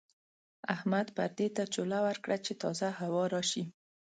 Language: Pashto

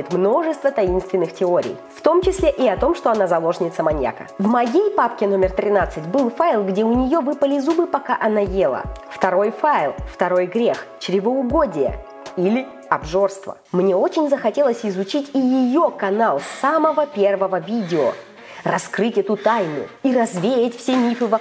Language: Russian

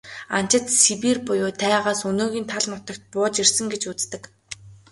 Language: Mongolian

